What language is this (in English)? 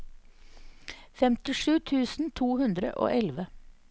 Norwegian